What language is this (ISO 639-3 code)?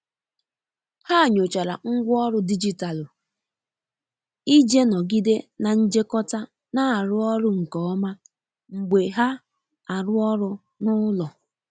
ibo